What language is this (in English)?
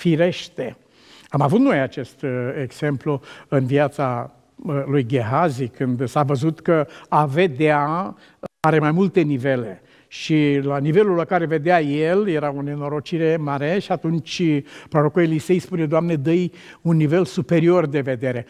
Romanian